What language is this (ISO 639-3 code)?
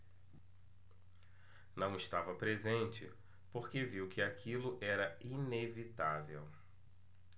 por